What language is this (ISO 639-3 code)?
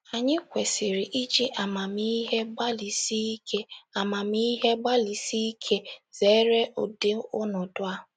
ibo